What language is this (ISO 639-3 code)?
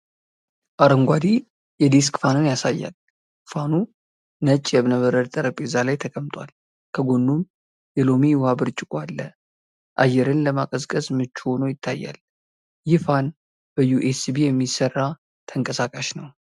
amh